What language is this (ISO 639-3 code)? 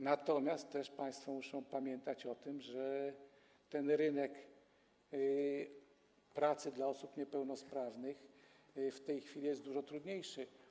pol